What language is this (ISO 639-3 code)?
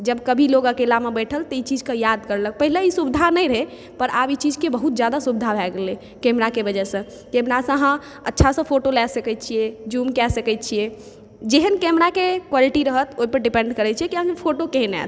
mai